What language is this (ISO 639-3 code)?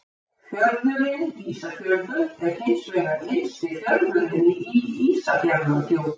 isl